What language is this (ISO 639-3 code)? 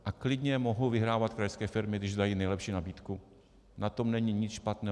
ces